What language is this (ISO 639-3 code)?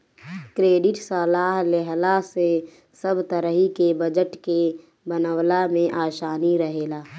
bho